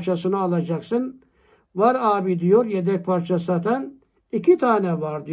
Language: Turkish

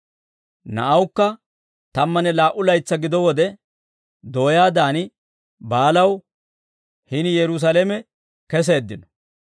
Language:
Dawro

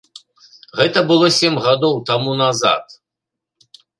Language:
Belarusian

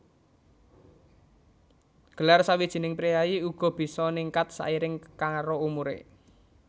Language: Javanese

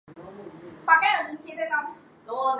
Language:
Chinese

